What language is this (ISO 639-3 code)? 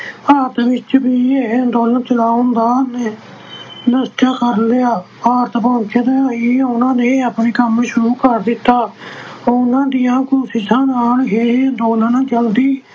pan